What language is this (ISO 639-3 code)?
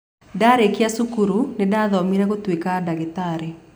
kik